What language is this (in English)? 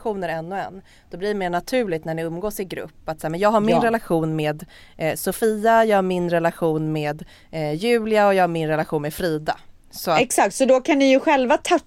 Swedish